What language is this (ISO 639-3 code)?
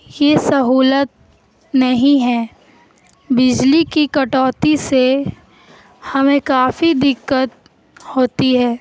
urd